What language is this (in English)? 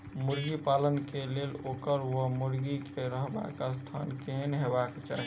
Maithili